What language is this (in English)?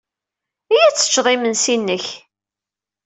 Kabyle